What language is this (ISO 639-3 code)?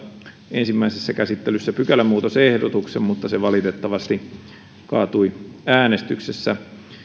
fin